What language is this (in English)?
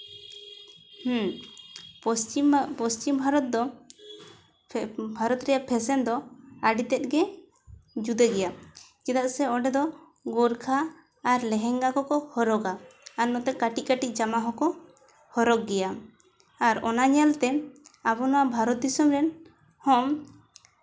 Santali